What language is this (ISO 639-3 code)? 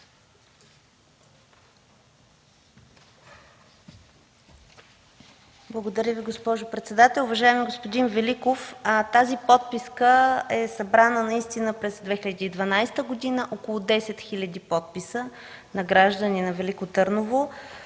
bul